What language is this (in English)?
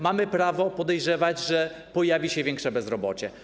Polish